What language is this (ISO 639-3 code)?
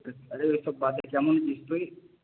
ben